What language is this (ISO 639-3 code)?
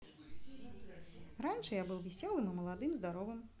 rus